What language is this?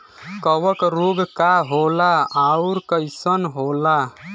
Bhojpuri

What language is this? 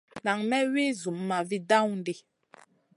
Masana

